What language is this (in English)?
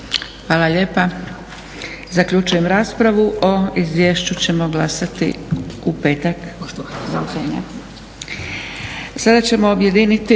Croatian